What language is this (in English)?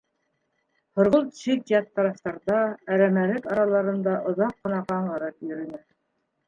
Bashkir